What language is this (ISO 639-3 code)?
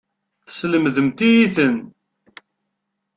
kab